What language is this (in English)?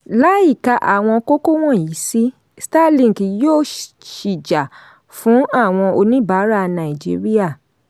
Yoruba